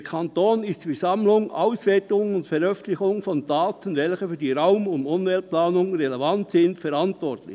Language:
Swiss German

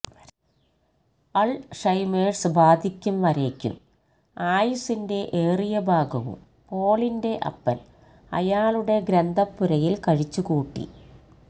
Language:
Malayalam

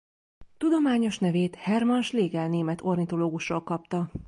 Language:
Hungarian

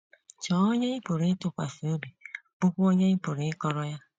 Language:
Igbo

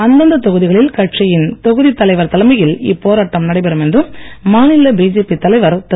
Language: Tamil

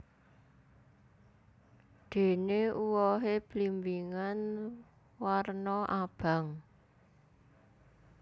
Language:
Javanese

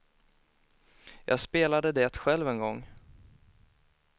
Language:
Swedish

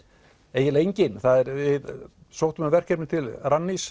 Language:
Icelandic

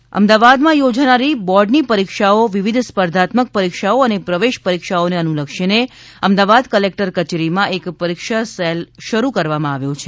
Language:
Gujarati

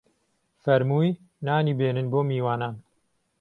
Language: Central Kurdish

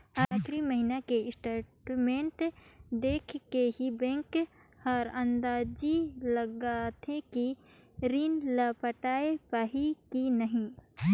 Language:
Chhattisgarhi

